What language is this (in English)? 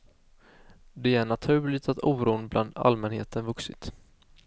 Swedish